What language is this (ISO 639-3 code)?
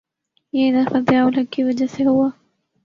urd